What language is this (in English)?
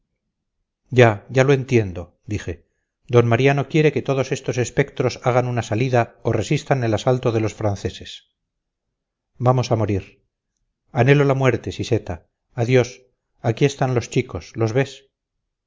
Spanish